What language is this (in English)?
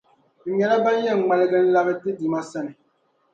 Dagbani